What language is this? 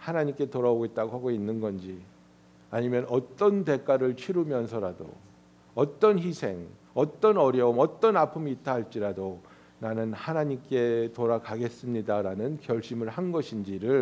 Korean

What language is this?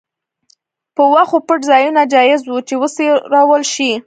Pashto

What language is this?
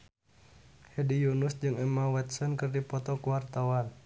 Sundanese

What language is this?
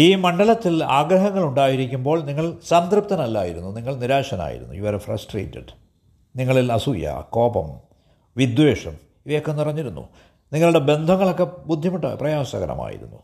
Malayalam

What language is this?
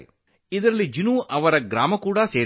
Kannada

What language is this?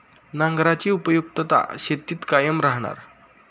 Marathi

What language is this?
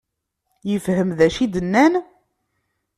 Kabyle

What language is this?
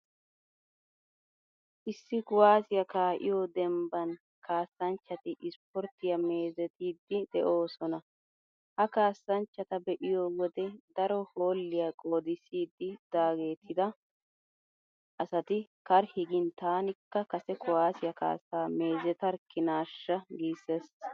Wolaytta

